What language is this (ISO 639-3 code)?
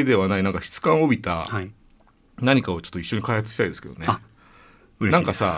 jpn